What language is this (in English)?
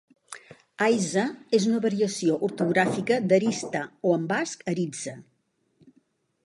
Catalan